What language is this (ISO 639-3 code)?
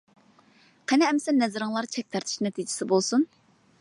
uig